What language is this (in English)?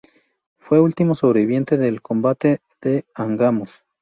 Spanish